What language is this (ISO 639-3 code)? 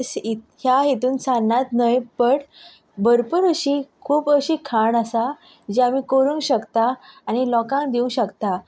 kok